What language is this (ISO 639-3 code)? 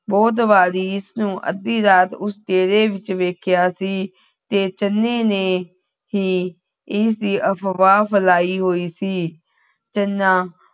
pan